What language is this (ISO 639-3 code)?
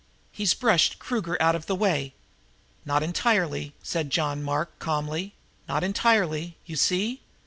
eng